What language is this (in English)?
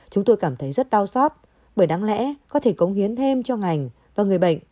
Vietnamese